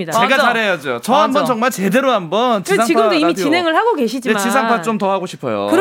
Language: Korean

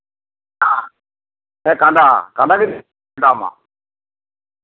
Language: Santali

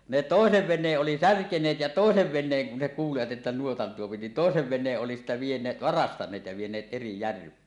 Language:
Finnish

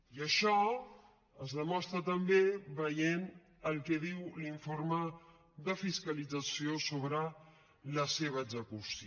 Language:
Catalan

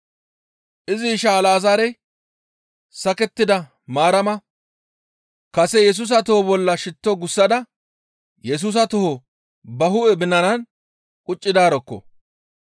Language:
Gamo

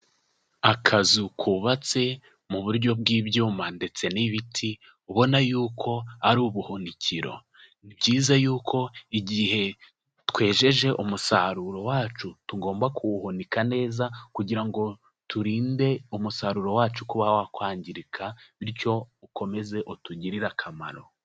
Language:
Kinyarwanda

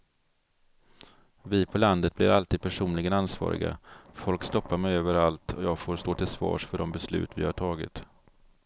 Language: Swedish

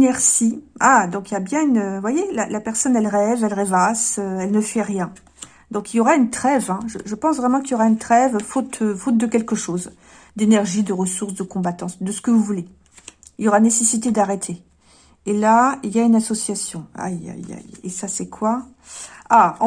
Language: French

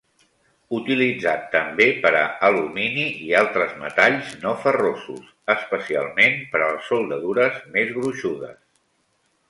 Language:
Catalan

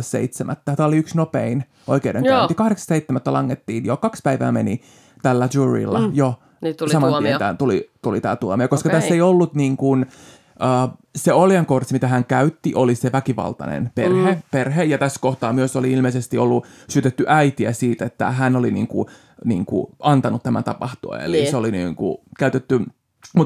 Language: Finnish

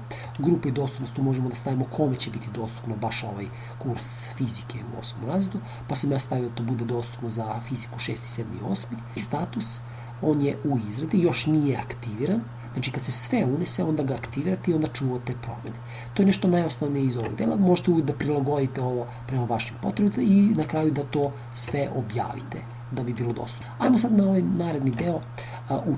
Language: Serbian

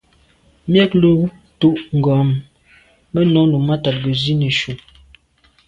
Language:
Medumba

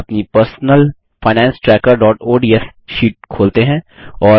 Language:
Hindi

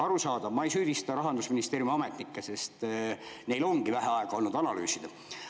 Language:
Estonian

